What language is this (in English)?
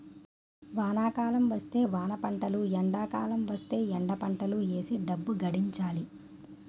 Telugu